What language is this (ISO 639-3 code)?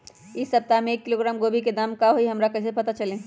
mag